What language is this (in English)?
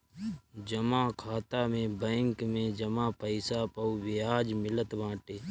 Bhojpuri